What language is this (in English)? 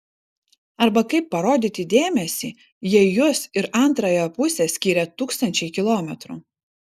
Lithuanian